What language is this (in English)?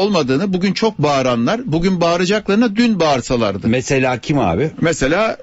Turkish